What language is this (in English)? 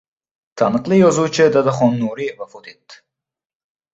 Uzbek